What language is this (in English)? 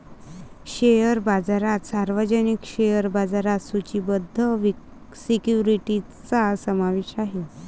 Marathi